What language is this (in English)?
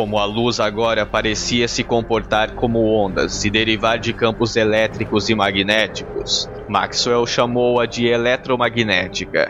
Portuguese